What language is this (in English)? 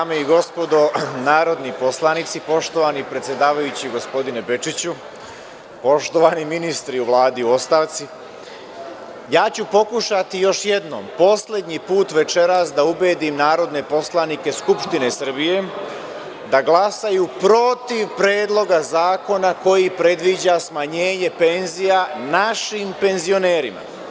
Serbian